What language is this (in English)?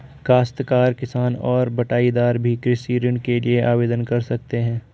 Hindi